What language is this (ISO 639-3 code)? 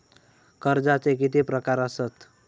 mar